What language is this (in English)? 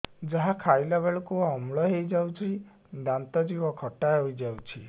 Odia